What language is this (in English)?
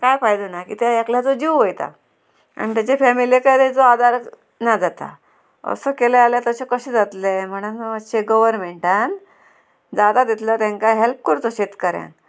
Konkani